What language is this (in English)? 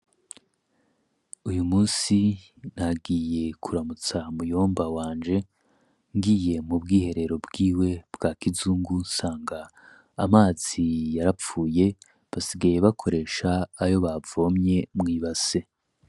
Rundi